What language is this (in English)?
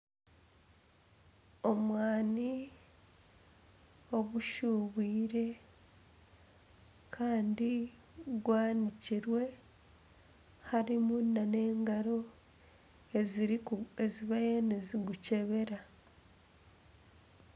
Nyankole